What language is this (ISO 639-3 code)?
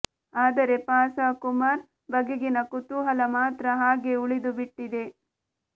kan